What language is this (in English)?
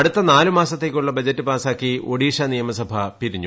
Malayalam